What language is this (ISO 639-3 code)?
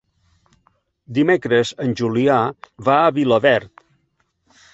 cat